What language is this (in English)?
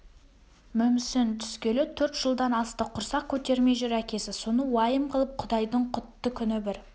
Kazakh